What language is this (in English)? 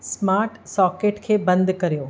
Sindhi